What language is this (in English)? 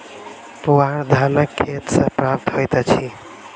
Maithili